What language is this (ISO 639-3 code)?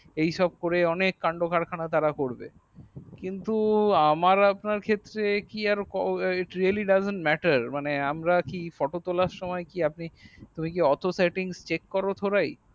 ben